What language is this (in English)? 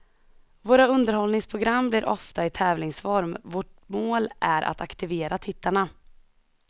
Swedish